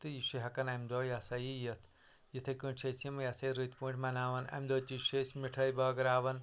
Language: Kashmiri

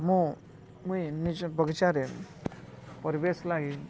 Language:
Odia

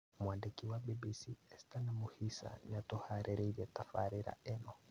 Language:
Kikuyu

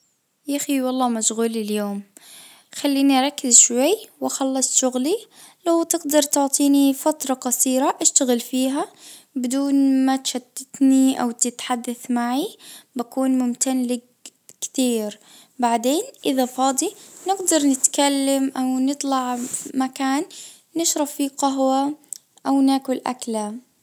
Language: Najdi Arabic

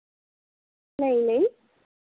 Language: Dogri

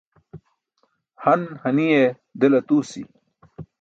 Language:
Burushaski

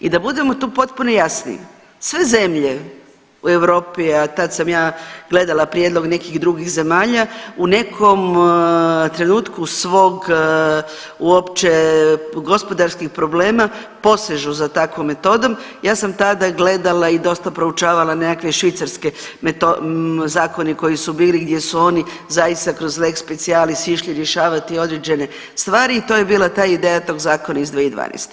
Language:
Croatian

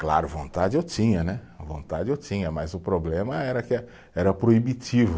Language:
Portuguese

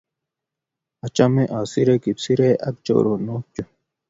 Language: Kalenjin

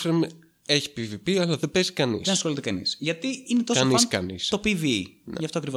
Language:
Greek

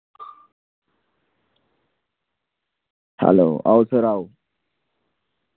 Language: Dogri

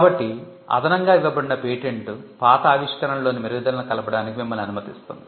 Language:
Telugu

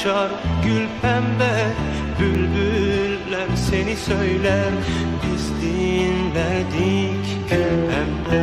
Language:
Turkish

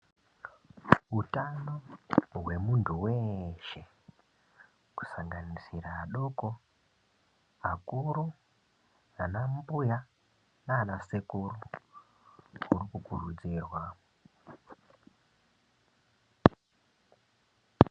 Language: Ndau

